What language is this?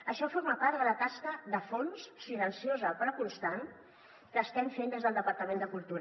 Catalan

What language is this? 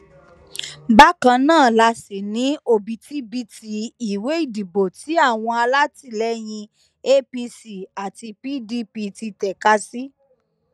Yoruba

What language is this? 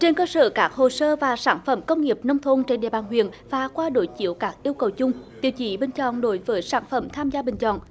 Vietnamese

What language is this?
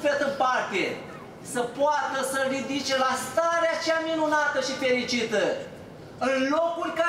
Romanian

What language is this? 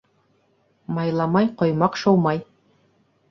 Bashkir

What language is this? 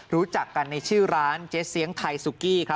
Thai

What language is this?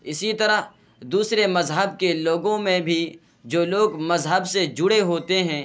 Urdu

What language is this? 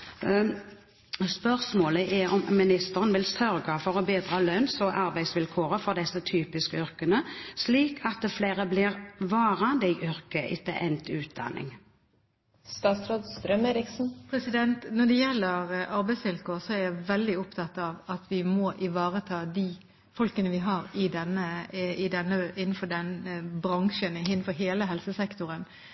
Norwegian Bokmål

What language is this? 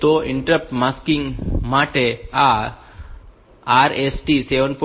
Gujarati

